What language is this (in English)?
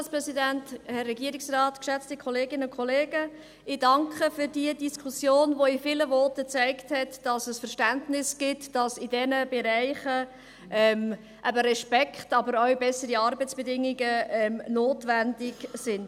Swiss German